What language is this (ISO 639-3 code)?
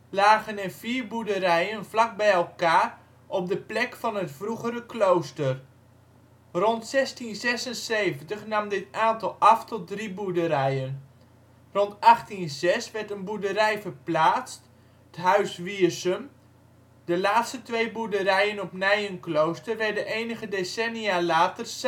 nld